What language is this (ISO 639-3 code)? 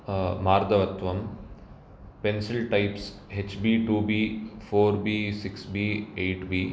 san